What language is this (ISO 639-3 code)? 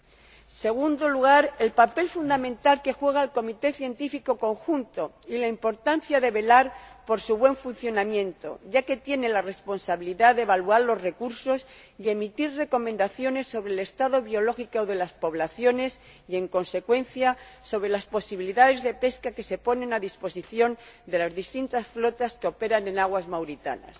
spa